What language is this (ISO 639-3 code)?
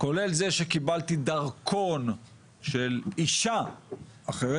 heb